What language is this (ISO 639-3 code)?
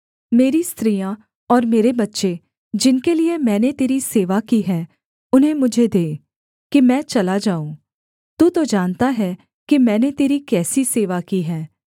hin